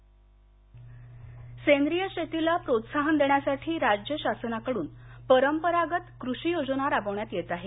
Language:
Marathi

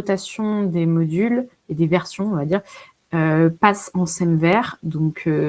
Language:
French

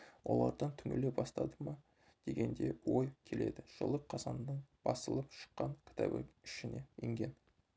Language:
Kazakh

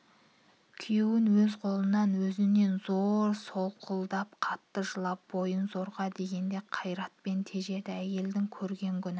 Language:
Kazakh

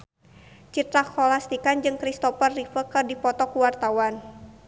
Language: Sundanese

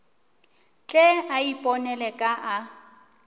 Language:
Northern Sotho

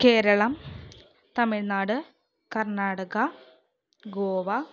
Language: Malayalam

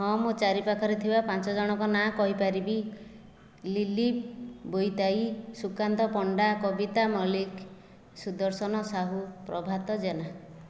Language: Odia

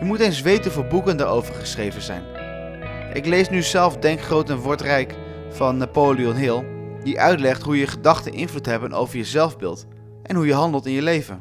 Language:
Dutch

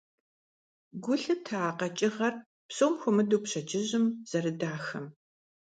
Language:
Kabardian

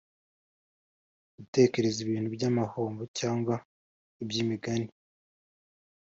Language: Kinyarwanda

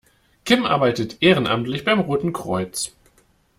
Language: German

